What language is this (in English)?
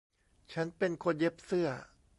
Thai